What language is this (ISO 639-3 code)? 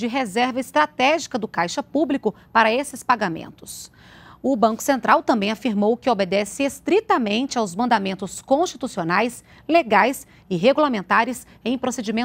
por